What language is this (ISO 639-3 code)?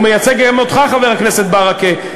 heb